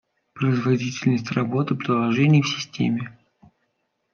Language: Russian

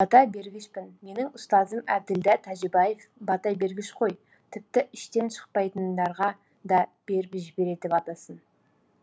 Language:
Kazakh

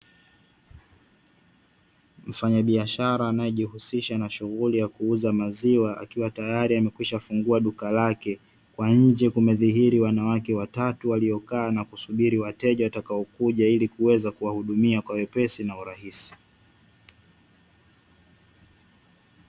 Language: Swahili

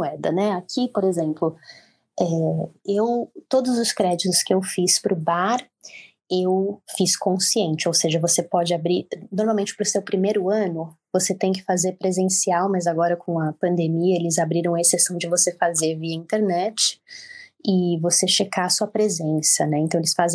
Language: Portuguese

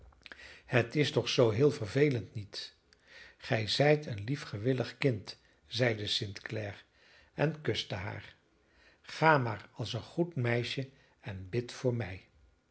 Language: Dutch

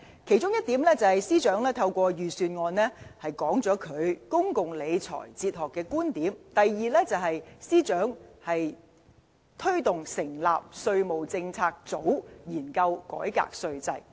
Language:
Cantonese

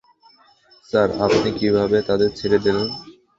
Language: Bangla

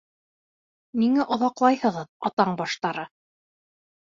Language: Bashkir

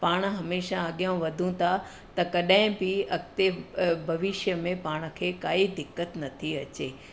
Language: Sindhi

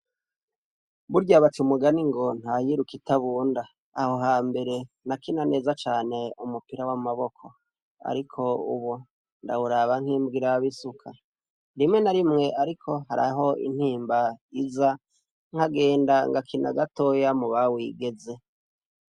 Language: Rundi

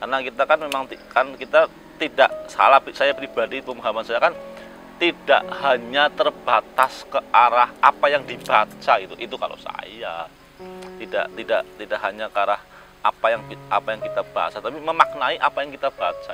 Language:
Indonesian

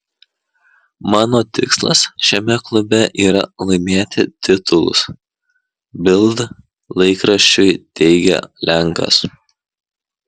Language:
Lithuanian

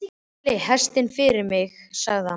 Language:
Icelandic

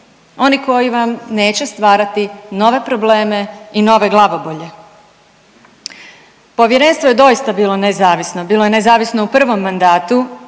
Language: Croatian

